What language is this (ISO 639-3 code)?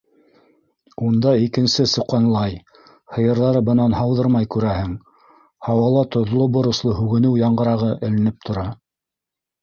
bak